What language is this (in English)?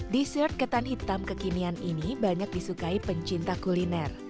Indonesian